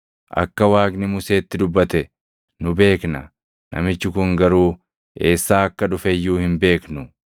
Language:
Oromo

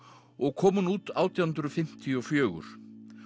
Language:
Icelandic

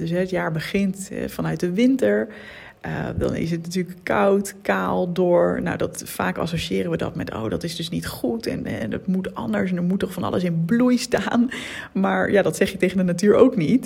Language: Dutch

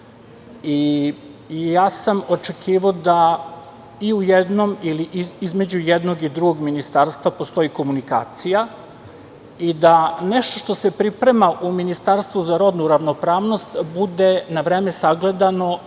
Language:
Serbian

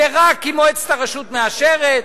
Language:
Hebrew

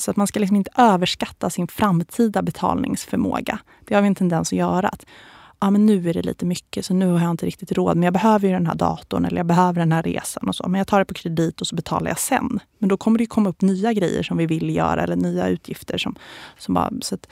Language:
Swedish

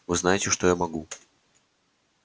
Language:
Russian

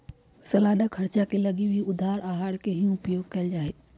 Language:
Magahi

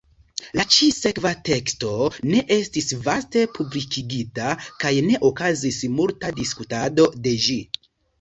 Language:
Esperanto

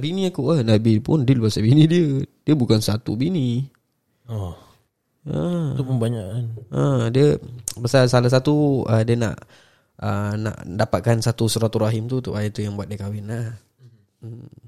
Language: Malay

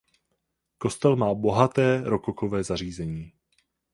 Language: Czech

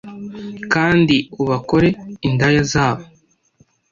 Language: Kinyarwanda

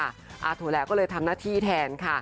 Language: Thai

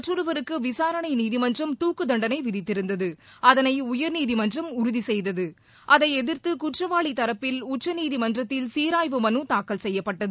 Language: Tamil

